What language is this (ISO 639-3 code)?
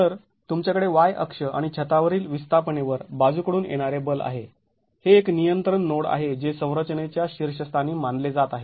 mar